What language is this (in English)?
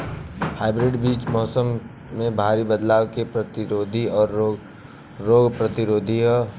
Bhojpuri